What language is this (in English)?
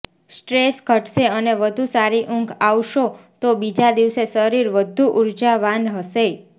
Gujarati